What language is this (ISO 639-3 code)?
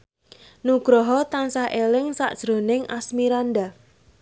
jav